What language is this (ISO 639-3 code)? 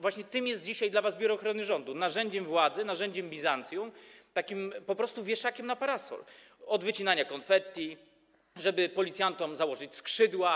pol